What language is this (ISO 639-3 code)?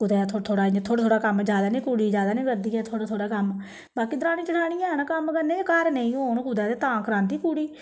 doi